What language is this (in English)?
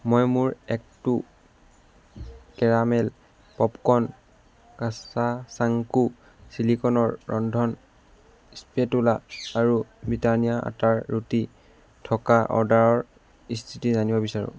Assamese